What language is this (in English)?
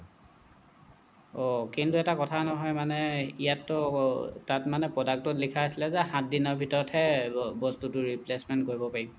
Assamese